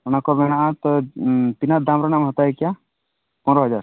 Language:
Santali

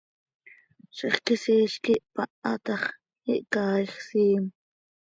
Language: Seri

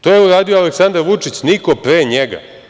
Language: Serbian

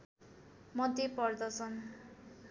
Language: Nepali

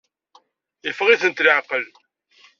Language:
Kabyle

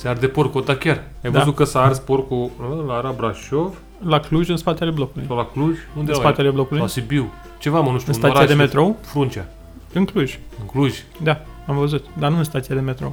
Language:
Romanian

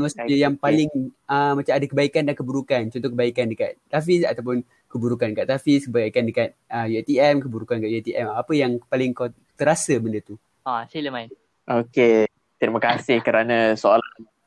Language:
Malay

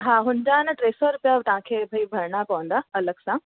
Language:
Sindhi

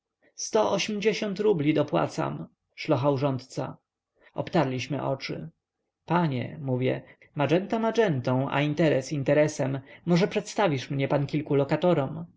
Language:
Polish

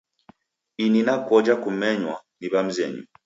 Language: Taita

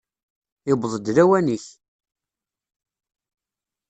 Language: Kabyle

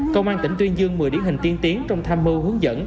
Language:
Vietnamese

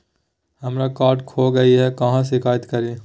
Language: Magahi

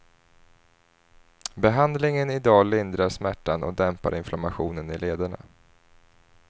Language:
Swedish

